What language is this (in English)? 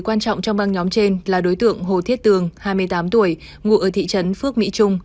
Vietnamese